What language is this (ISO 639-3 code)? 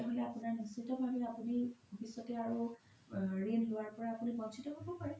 asm